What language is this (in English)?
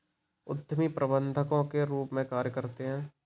Hindi